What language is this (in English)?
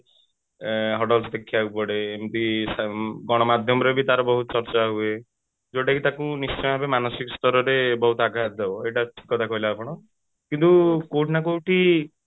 Odia